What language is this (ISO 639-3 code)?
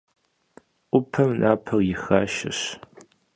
kbd